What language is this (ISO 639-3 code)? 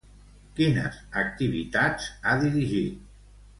cat